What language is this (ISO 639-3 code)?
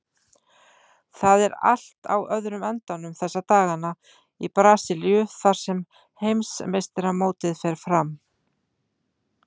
isl